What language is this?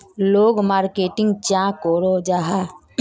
Magahi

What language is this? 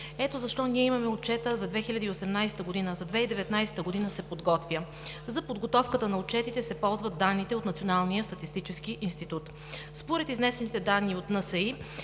Bulgarian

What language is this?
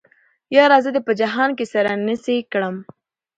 Pashto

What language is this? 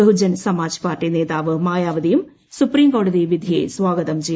Malayalam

